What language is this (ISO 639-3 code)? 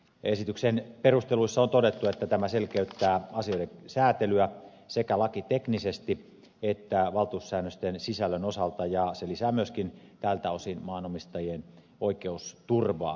fin